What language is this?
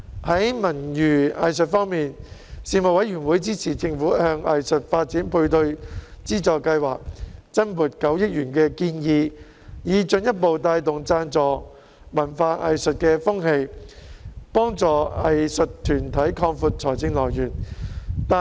Cantonese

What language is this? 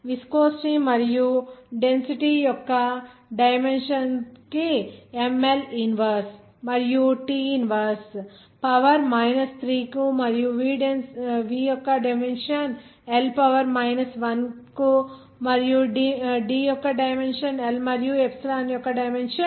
Telugu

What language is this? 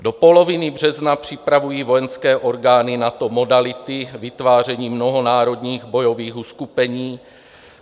Czech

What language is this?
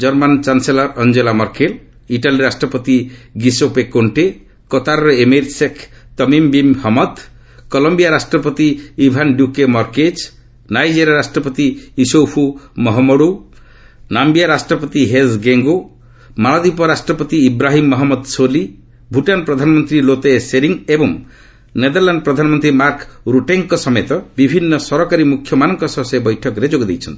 Odia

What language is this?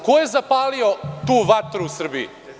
Serbian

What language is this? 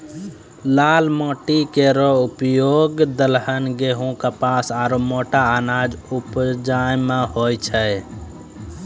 Maithili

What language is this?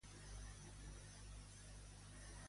Catalan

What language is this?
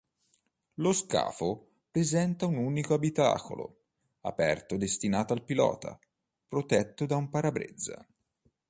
Italian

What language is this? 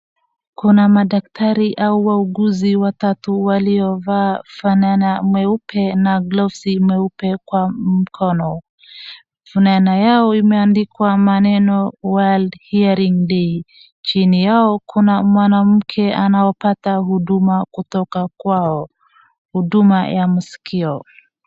Swahili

